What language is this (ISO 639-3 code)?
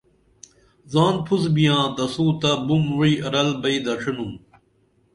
dml